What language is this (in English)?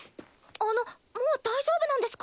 Japanese